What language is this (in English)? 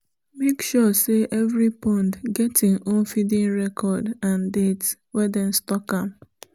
Nigerian Pidgin